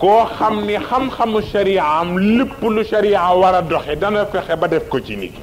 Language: Arabic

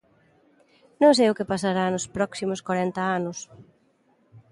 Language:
Galician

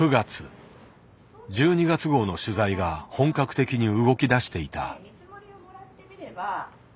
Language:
Japanese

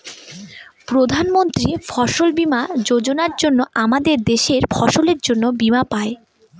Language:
Bangla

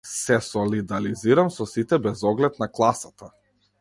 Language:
Macedonian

